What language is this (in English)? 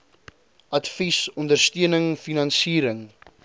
Afrikaans